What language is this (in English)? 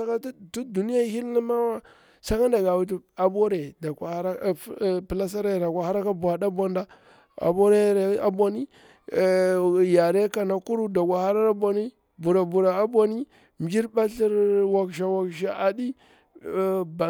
Bura-Pabir